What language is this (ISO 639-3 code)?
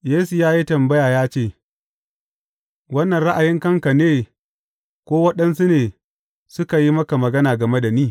hau